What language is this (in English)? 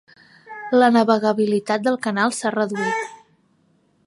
Catalan